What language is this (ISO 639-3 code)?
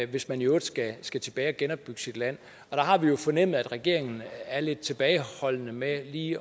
dan